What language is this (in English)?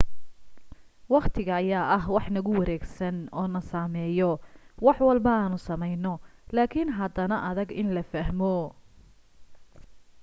Somali